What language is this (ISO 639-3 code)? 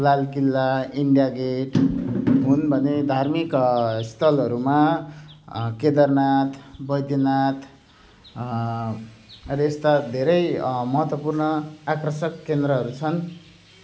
nep